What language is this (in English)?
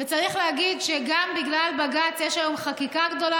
Hebrew